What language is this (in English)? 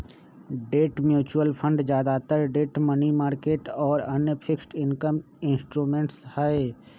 Magahi